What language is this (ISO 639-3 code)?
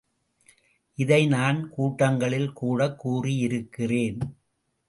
tam